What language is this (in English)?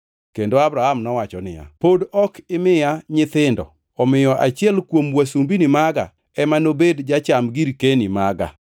Luo (Kenya and Tanzania)